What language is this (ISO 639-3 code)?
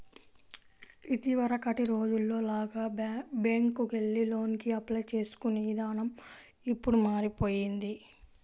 tel